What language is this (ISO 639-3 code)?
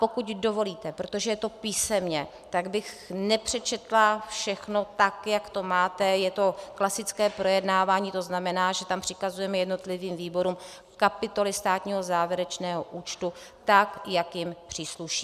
ces